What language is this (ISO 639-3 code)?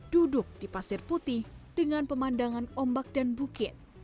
ind